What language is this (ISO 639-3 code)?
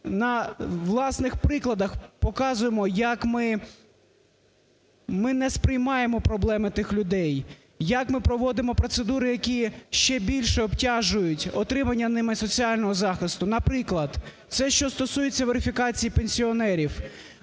ukr